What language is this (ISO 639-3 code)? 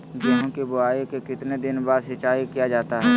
mag